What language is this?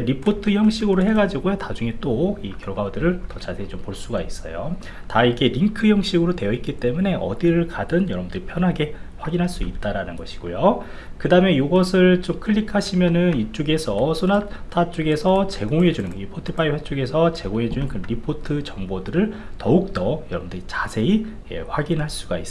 Korean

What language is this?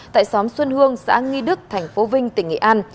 Vietnamese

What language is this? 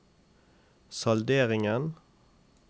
Norwegian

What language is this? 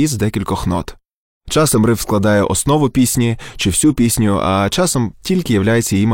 Ukrainian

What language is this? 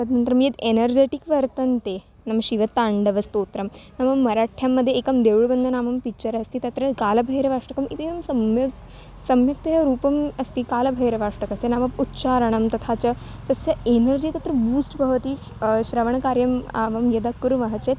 Sanskrit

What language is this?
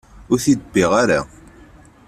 Kabyle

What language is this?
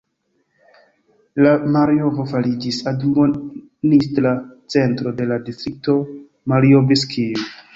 Esperanto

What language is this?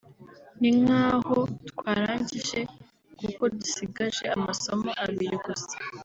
Kinyarwanda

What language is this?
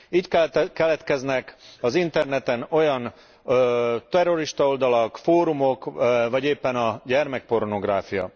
Hungarian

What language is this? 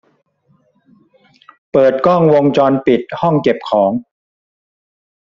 Thai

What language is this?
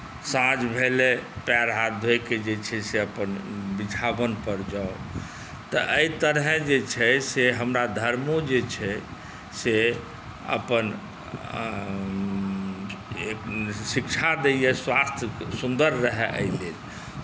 Maithili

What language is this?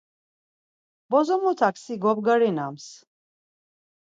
Laz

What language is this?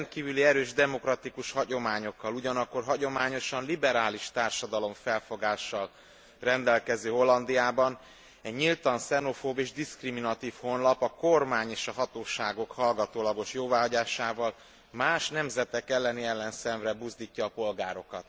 Hungarian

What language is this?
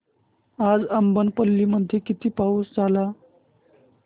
Marathi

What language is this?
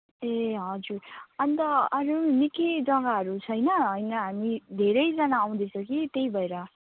Nepali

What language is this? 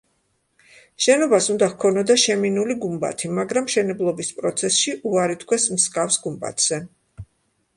Georgian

